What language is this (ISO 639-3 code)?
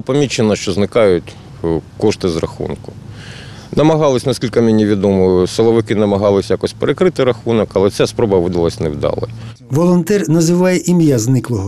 ukr